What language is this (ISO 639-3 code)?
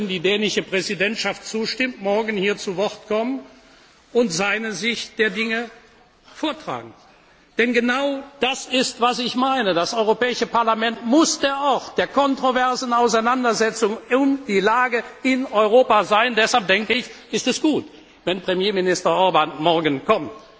deu